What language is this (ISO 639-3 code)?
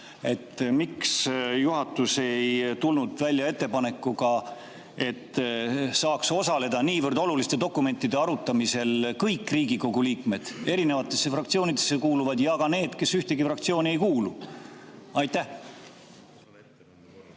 est